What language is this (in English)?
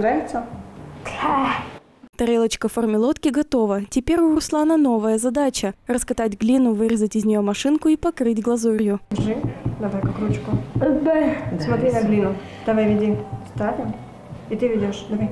Russian